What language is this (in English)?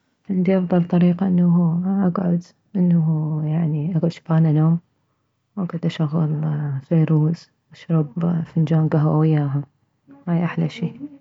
Mesopotamian Arabic